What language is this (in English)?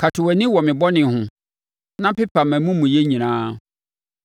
Akan